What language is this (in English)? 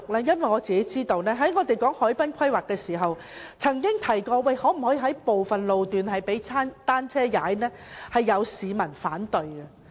Cantonese